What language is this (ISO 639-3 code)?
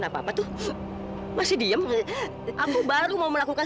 ind